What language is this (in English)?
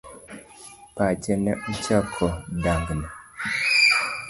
Luo (Kenya and Tanzania)